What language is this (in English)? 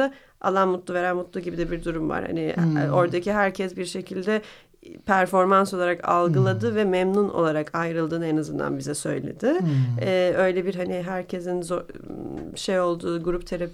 Turkish